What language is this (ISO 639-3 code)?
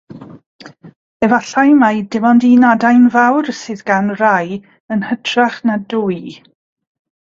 cym